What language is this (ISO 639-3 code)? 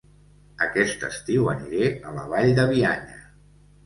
cat